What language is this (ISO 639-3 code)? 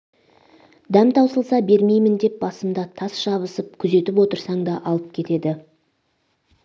kaz